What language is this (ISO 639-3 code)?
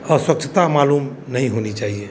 hin